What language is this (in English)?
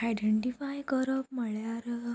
Konkani